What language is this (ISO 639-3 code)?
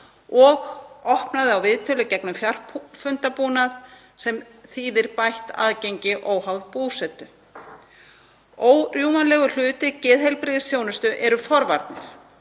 isl